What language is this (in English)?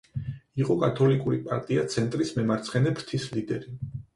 Georgian